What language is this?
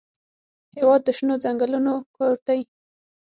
Pashto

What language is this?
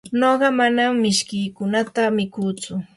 Yanahuanca Pasco Quechua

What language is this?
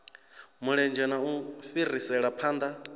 Venda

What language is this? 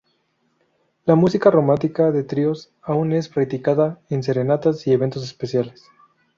Spanish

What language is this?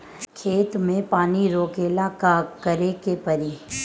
Bhojpuri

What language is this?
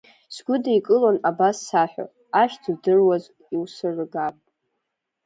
Abkhazian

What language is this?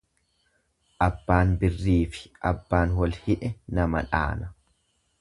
Oromo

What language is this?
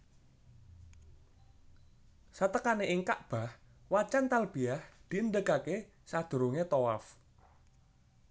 Javanese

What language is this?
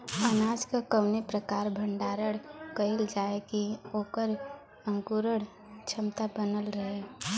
Bhojpuri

